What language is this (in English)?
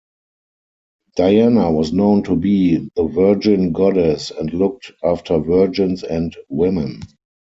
English